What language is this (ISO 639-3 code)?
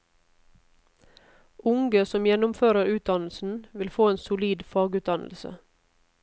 nor